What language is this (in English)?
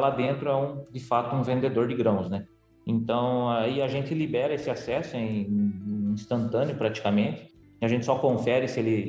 Portuguese